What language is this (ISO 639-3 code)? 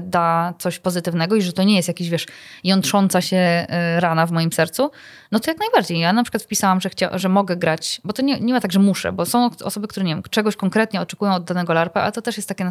pol